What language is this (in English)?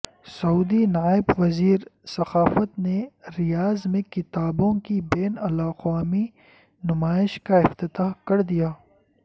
Urdu